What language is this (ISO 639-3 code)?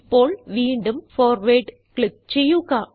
mal